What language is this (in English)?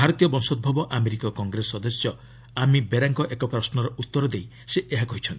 Odia